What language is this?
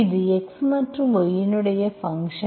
Tamil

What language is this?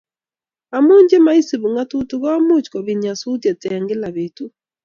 Kalenjin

